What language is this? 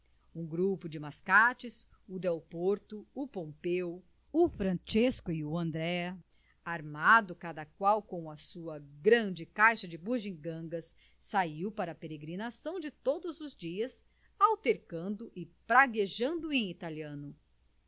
Portuguese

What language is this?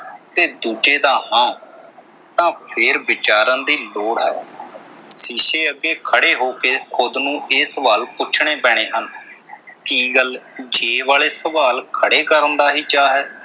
Punjabi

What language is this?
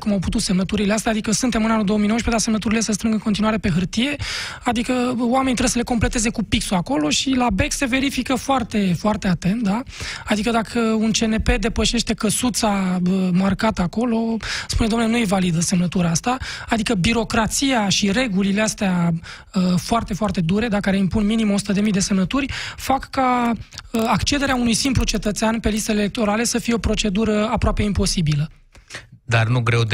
Romanian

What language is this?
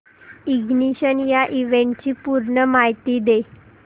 Marathi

